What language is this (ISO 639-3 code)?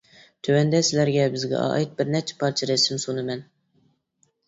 uig